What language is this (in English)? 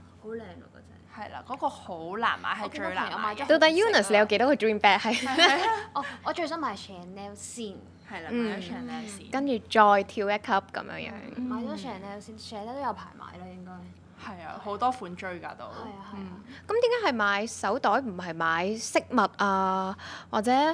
Chinese